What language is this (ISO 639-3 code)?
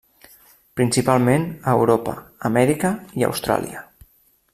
cat